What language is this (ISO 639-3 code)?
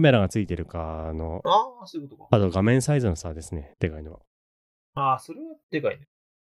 jpn